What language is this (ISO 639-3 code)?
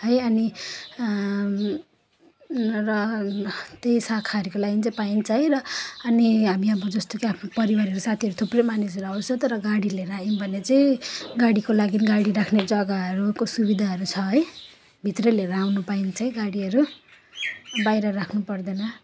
nep